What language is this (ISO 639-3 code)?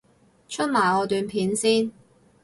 yue